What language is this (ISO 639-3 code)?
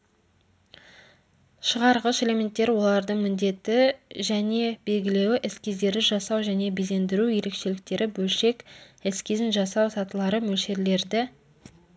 kaz